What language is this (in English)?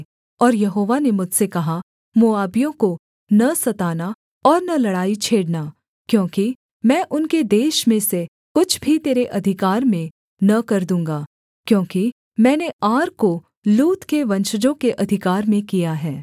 Hindi